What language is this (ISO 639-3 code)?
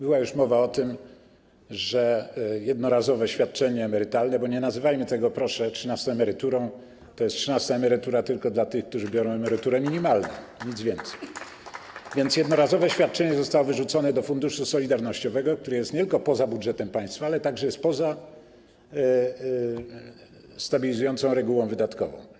pol